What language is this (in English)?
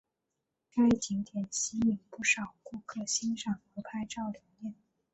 Chinese